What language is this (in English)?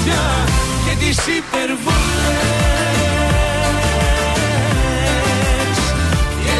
Greek